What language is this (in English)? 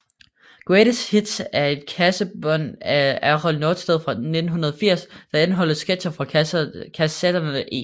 Danish